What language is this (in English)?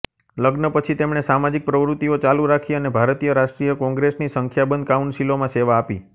Gujarati